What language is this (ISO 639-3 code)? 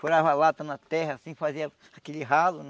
por